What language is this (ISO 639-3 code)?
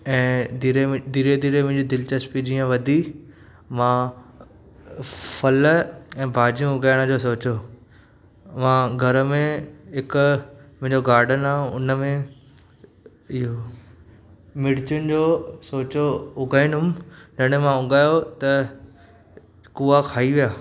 snd